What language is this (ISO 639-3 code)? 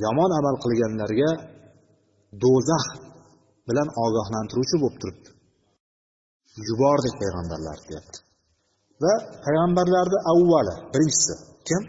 bul